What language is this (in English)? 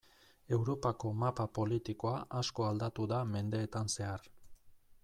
Basque